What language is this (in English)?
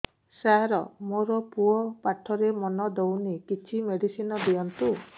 Odia